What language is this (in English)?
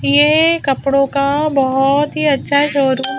Hindi